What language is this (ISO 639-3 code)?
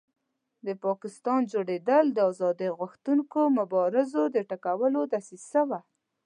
pus